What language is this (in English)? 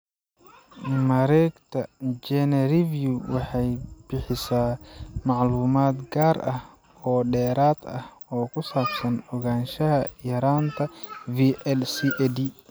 Somali